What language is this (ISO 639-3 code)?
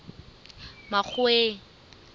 sot